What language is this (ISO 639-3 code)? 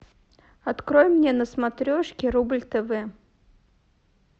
rus